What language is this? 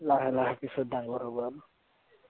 Assamese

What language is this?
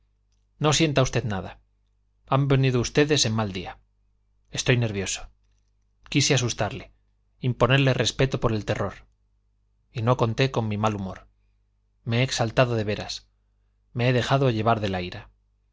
Spanish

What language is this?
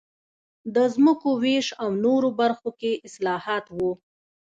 Pashto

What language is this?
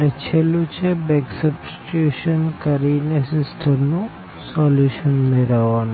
Gujarati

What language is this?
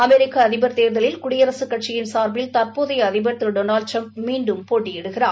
Tamil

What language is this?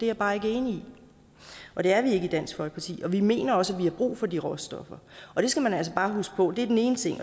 Danish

